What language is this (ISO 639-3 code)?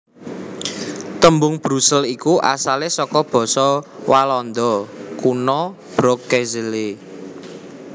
jav